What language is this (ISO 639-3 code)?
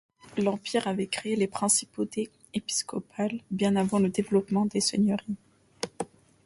fra